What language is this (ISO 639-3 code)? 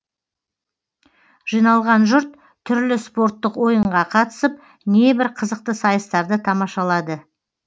kaz